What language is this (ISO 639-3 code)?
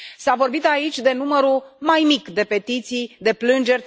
ron